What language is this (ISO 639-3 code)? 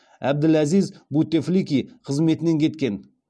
kaz